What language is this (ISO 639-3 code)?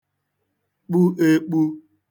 ibo